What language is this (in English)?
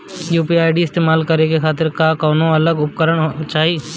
Bhojpuri